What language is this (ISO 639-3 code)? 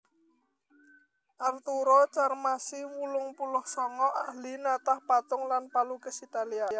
jav